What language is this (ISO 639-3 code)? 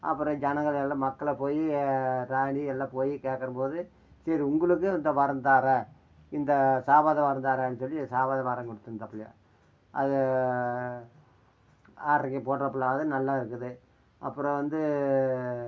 tam